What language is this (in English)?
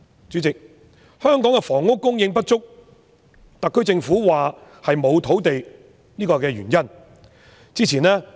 Cantonese